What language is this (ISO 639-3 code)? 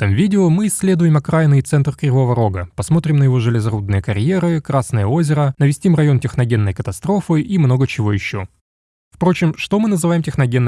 rus